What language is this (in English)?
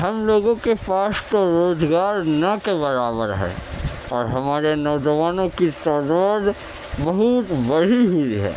Urdu